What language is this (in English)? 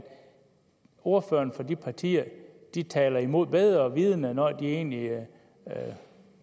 Danish